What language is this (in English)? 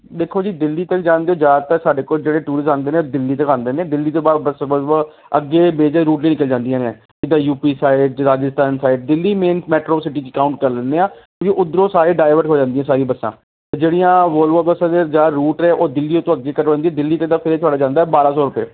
Punjabi